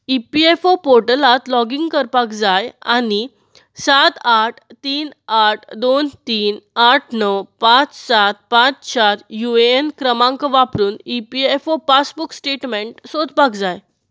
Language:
Konkani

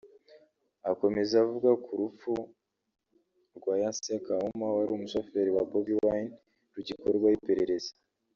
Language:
Kinyarwanda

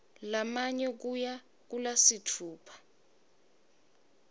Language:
Swati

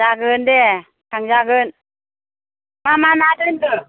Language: Bodo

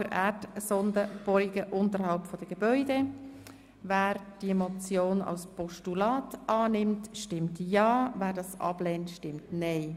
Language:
Swiss German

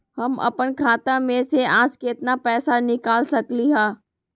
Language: Magahi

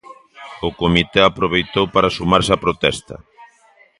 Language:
Galician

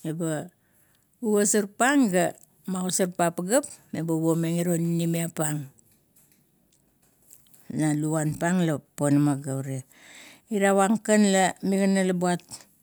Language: Kuot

